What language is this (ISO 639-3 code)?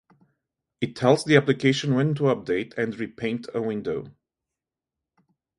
eng